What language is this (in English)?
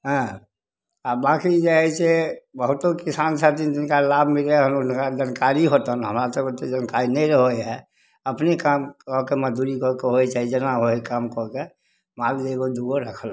Maithili